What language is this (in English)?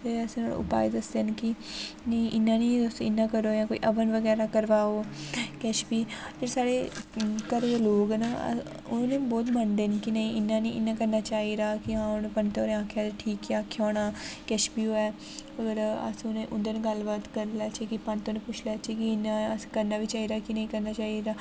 Dogri